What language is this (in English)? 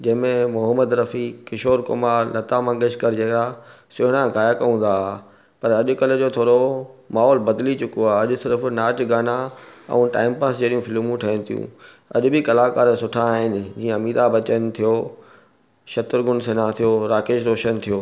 Sindhi